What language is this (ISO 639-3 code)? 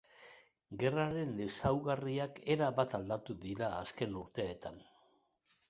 eus